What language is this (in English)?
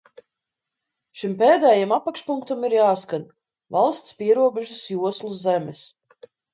Latvian